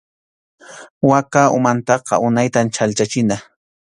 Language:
Arequipa-La Unión Quechua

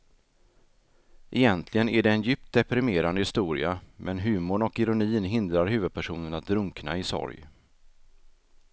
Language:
Swedish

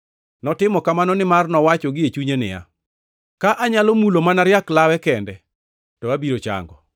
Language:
Luo (Kenya and Tanzania)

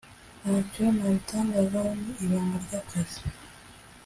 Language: Kinyarwanda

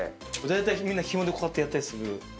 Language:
Japanese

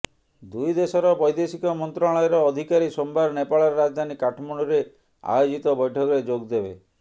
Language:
Odia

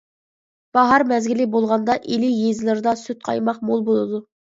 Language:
Uyghur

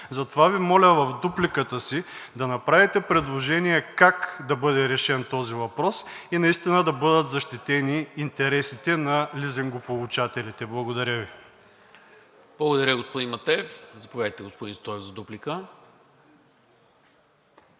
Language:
Bulgarian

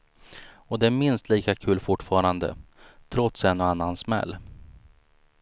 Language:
Swedish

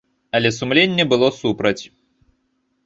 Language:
Belarusian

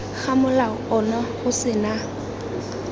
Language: Tswana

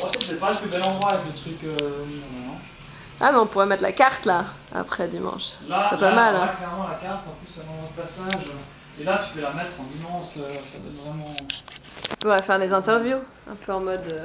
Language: French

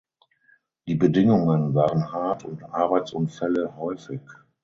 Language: German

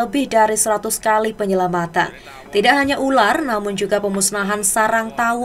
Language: Indonesian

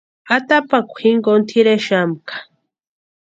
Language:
Western Highland Purepecha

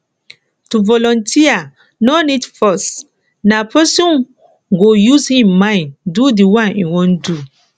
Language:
Nigerian Pidgin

